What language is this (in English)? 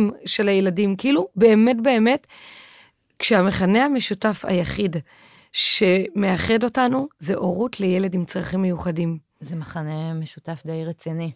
Hebrew